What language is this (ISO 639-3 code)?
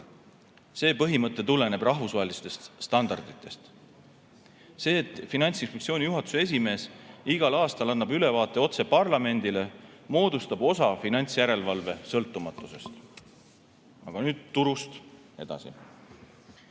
est